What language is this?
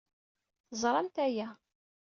Kabyle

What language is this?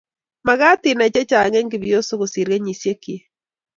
Kalenjin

